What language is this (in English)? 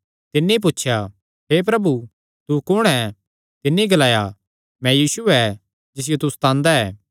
Kangri